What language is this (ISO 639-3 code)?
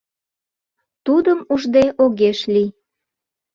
chm